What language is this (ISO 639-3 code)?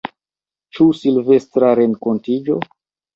epo